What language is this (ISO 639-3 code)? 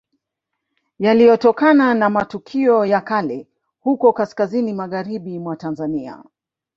swa